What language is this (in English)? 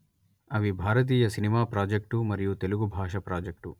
Telugu